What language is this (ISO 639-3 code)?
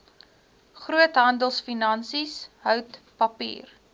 afr